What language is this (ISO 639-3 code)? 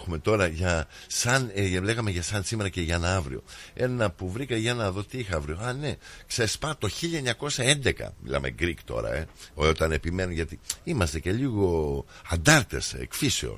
ell